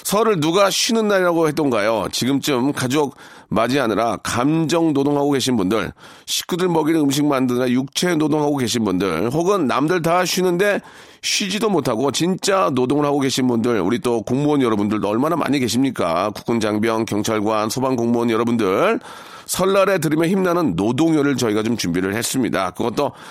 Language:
Korean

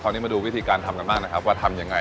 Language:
Thai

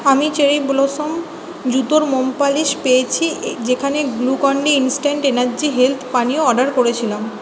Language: Bangla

